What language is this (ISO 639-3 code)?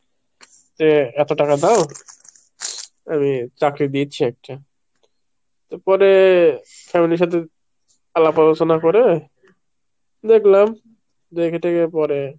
ben